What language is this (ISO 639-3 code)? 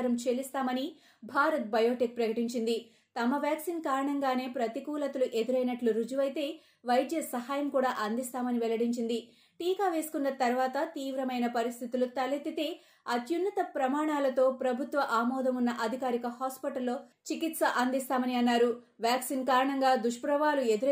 tel